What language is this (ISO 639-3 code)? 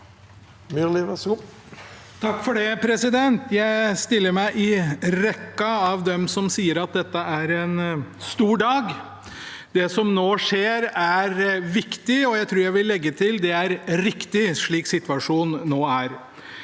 nor